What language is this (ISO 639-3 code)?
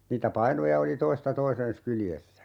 fin